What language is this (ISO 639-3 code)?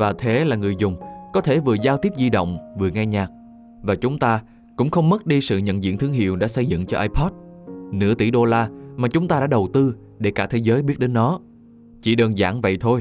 vie